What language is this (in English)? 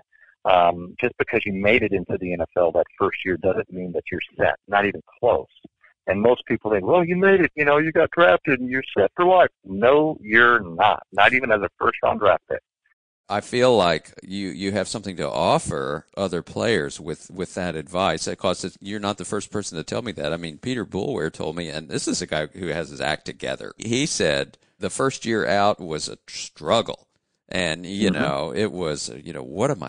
English